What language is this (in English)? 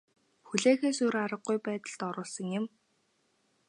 Mongolian